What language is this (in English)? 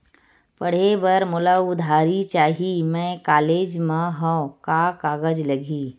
Chhattisgarhi